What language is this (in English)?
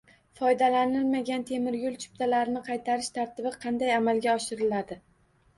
Uzbek